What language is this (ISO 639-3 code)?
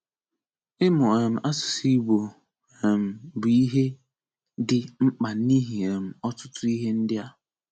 ibo